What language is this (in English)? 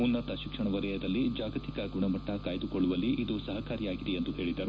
Kannada